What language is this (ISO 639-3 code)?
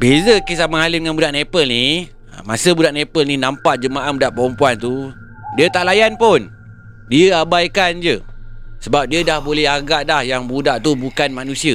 msa